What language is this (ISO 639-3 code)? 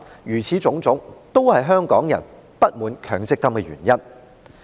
yue